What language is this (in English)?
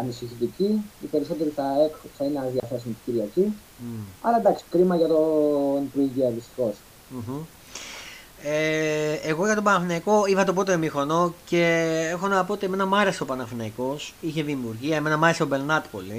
Greek